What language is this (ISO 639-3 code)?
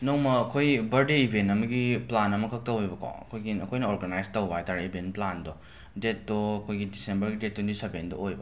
mni